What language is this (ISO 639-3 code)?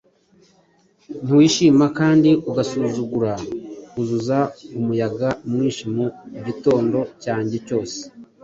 kin